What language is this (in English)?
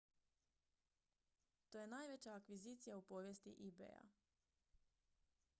Croatian